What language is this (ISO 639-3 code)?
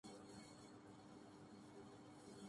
urd